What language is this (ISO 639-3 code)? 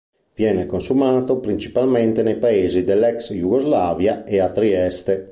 ita